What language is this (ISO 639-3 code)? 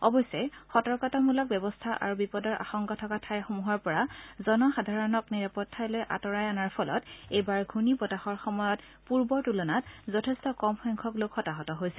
asm